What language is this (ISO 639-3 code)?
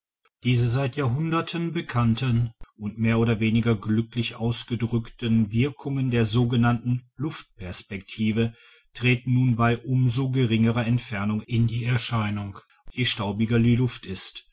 deu